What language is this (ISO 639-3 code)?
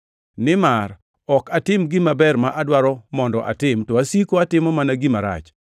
luo